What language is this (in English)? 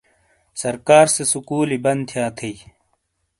Shina